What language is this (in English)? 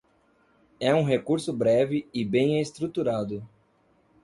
Portuguese